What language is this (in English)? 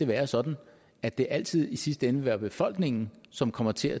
Danish